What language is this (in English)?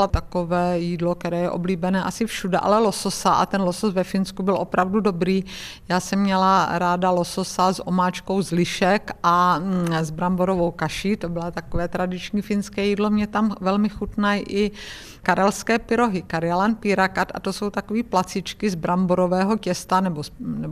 Czech